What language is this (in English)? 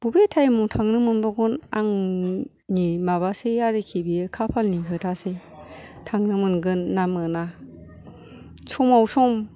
Bodo